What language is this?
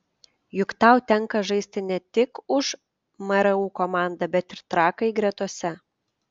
Lithuanian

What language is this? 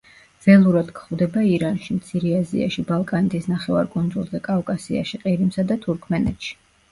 Georgian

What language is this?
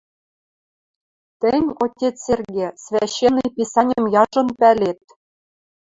Western Mari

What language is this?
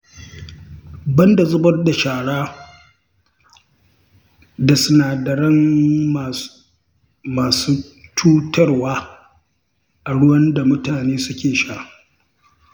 Hausa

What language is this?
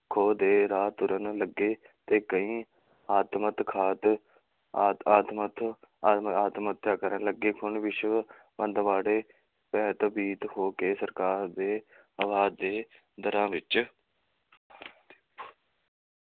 Punjabi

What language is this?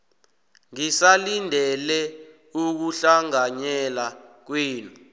South Ndebele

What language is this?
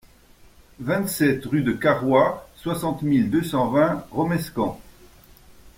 French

